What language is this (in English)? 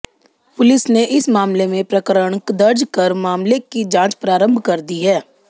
Hindi